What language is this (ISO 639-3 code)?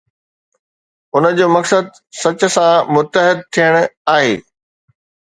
snd